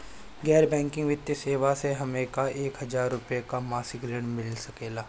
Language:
Bhojpuri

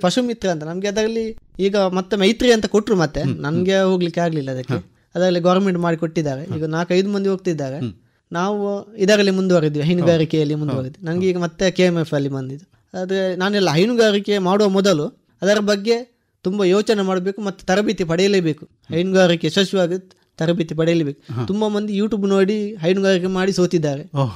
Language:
Kannada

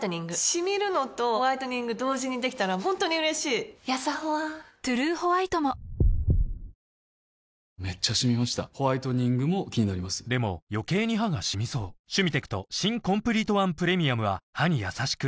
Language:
Japanese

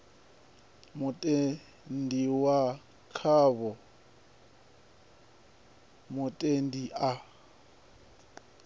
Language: Venda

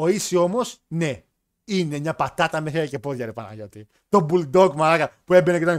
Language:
Greek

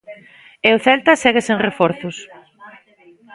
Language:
Galician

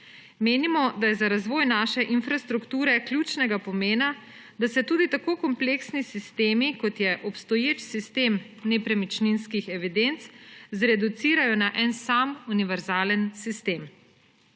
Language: Slovenian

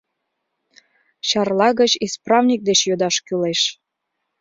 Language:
Mari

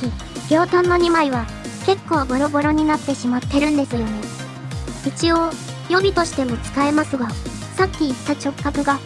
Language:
Japanese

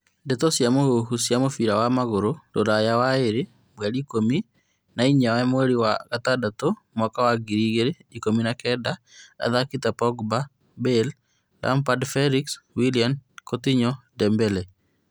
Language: Kikuyu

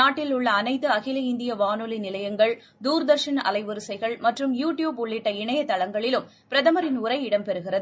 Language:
Tamil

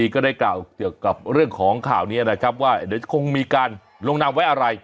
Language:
Thai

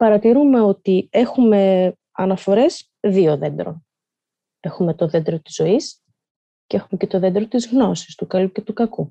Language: Greek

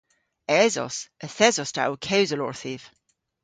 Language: Cornish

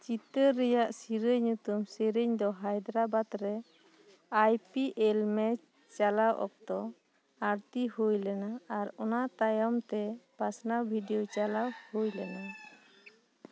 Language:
Santali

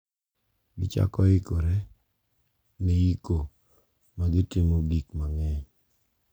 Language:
Luo (Kenya and Tanzania)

